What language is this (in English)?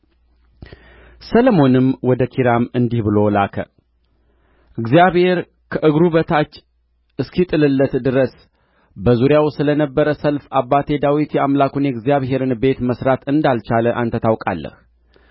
Amharic